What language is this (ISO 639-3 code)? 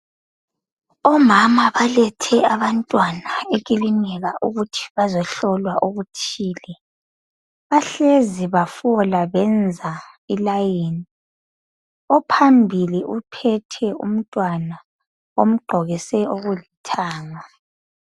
nde